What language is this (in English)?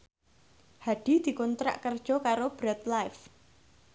Javanese